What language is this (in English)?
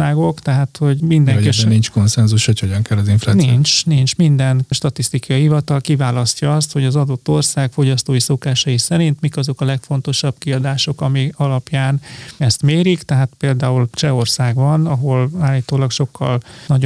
Hungarian